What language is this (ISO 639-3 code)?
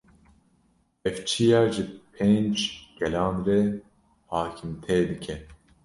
kur